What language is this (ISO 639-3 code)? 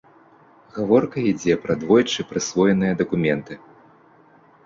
bel